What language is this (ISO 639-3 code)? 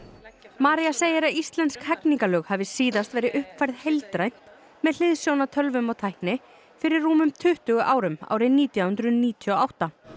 isl